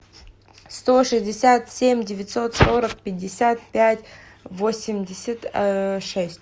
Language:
Russian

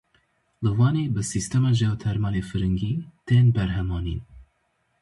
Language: Kurdish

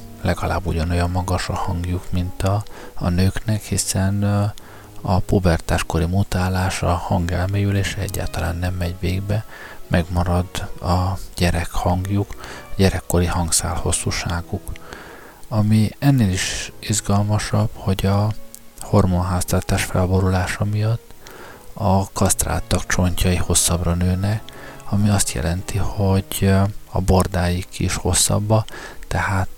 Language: Hungarian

